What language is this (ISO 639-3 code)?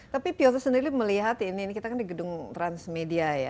ind